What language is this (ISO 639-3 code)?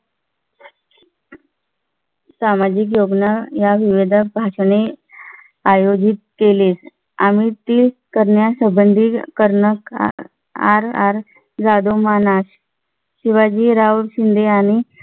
mar